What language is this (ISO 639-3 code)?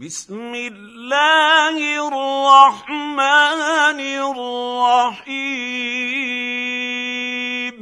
ara